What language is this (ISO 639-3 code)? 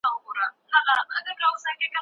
pus